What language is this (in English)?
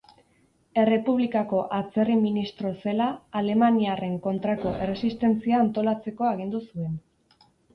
Basque